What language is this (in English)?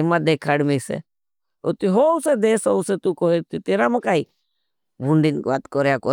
Bhili